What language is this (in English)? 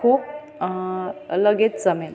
Marathi